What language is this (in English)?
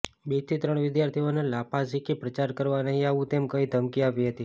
Gujarati